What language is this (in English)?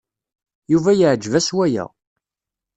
Kabyle